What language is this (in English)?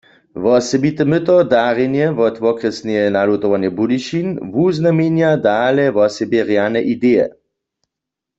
Upper Sorbian